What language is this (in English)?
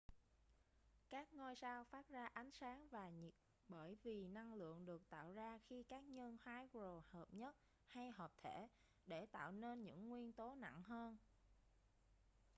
Vietnamese